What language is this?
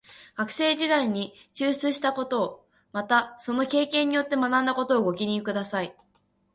Japanese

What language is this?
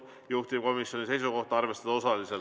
Estonian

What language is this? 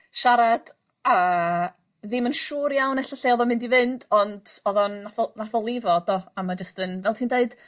Welsh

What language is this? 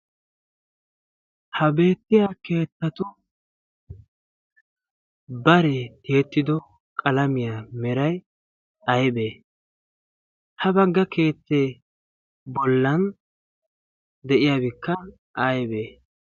Wolaytta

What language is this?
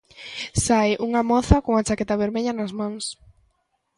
Galician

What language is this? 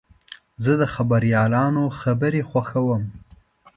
Pashto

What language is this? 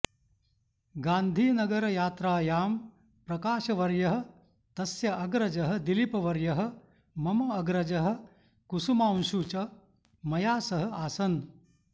Sanskrit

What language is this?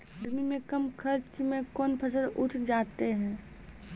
Maithili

